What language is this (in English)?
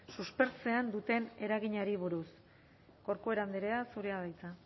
Basque